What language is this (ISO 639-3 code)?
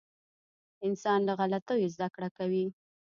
pus